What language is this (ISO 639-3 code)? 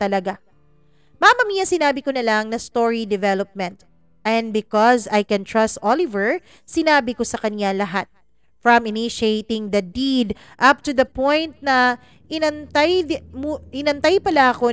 fil